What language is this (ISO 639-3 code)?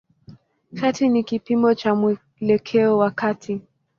swa